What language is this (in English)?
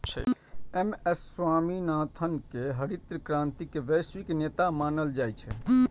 Maithili